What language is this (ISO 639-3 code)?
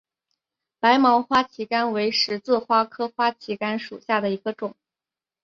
zho